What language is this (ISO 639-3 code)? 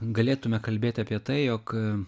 lit